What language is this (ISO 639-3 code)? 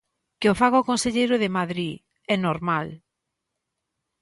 glg